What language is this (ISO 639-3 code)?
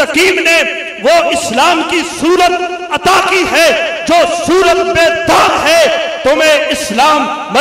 hin